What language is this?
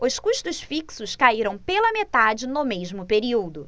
Portuguese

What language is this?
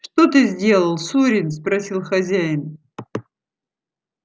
Russian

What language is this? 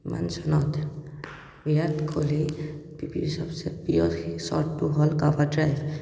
Assamese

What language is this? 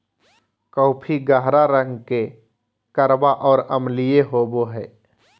Magahi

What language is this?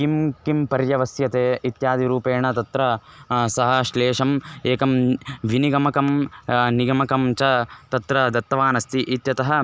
Sanskrit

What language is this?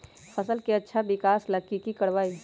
Magahi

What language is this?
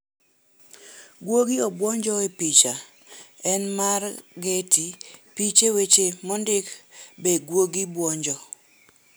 Luo (Kenya and Tanzania)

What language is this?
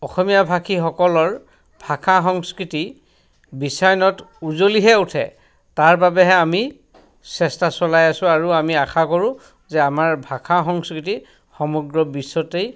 Assamese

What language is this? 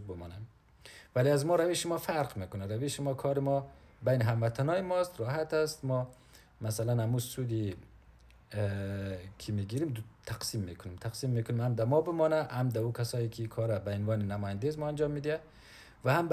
Persian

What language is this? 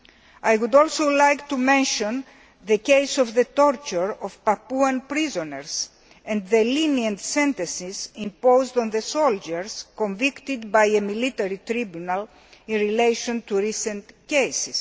English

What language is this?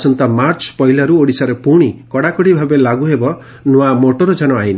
Odia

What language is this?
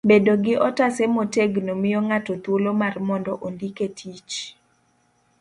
Luo (Kenya and Tanzania)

